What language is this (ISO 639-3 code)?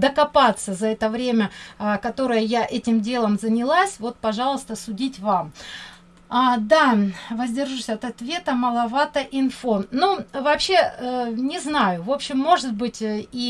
rus